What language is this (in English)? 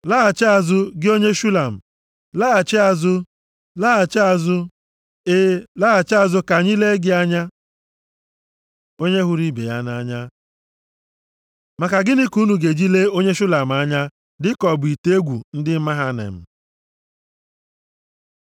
Igbo